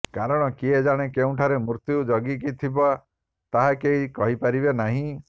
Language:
Odia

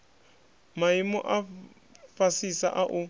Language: Venda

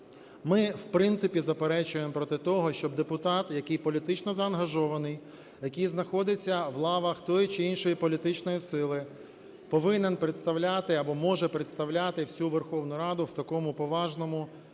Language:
Ukrainian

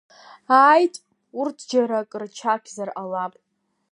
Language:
Abkhazian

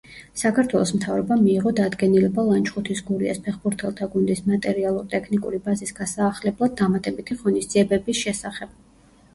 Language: Georgian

